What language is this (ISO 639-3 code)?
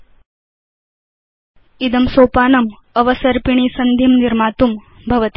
san